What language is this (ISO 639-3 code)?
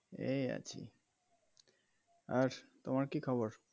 ben